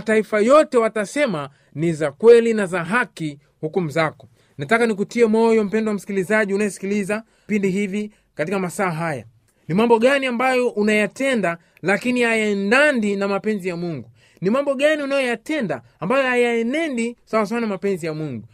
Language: Swahili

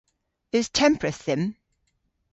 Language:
Cornish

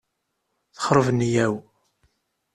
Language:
Kabyle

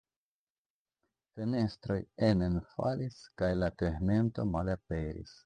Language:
Esperanto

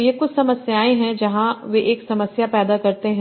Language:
Hindi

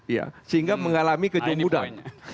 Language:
Indonesian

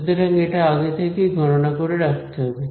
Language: Bangla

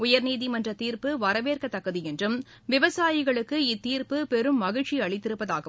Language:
Tamil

